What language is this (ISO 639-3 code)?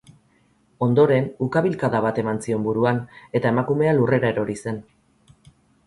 eus